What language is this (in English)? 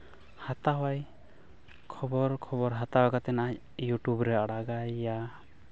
Santali